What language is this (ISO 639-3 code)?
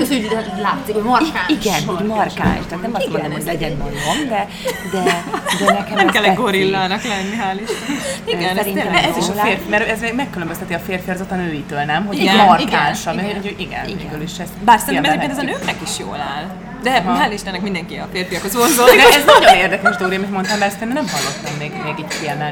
hun